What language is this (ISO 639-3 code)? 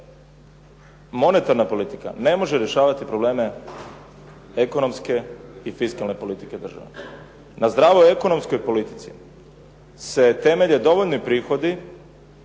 hrv